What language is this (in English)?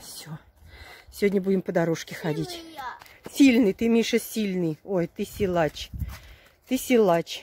Russian